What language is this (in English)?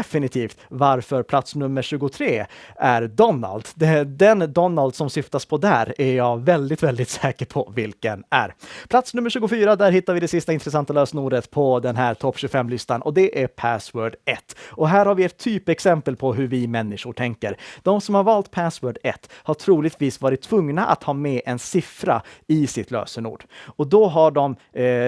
Swedish